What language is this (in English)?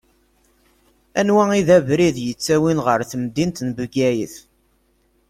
Kabyle